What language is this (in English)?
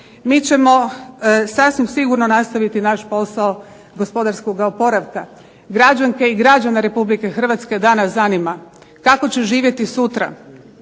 Croatian